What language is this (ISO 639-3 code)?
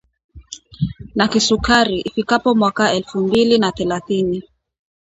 swa